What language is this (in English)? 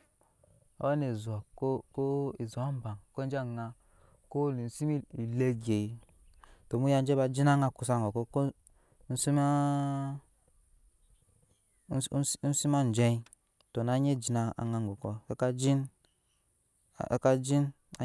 Nyankpa